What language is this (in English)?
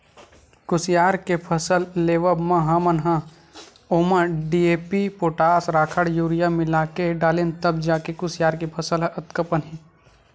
Chhattisgarhi